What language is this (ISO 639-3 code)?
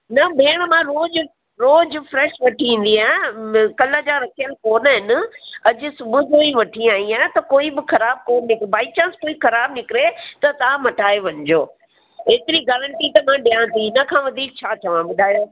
snd